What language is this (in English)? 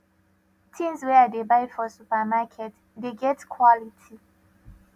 Nigerian Pidgin